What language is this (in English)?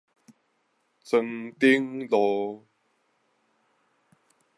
Min Nan Chinese